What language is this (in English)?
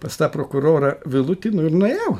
Lithuanian